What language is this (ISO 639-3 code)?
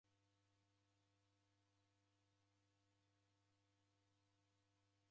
dav